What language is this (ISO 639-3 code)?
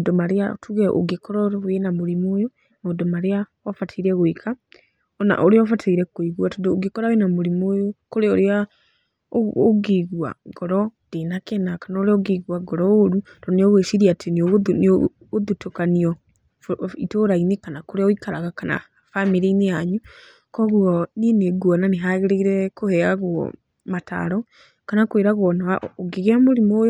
kik